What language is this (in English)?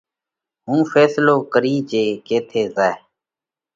Parkari Koli